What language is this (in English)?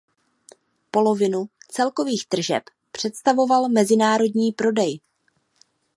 Czech